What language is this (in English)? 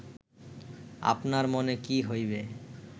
Bangla